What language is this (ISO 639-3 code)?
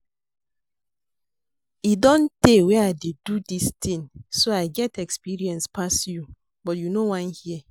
pcm